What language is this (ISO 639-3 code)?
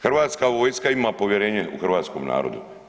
hrv